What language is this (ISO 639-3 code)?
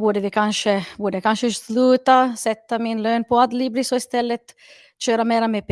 swe